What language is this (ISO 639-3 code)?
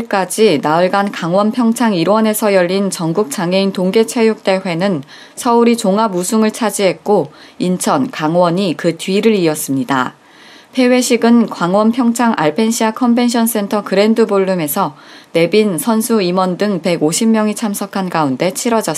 kor